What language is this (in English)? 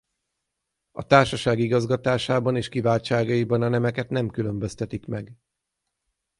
Hungarian